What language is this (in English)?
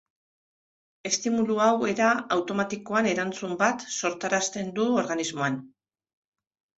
Basque